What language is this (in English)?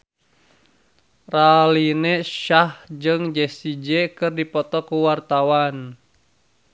Sundanese